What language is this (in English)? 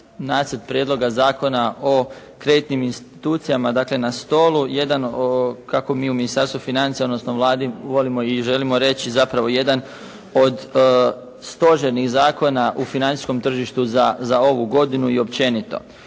Croatian